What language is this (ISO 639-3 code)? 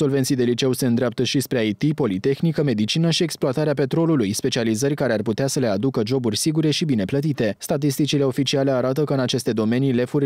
ron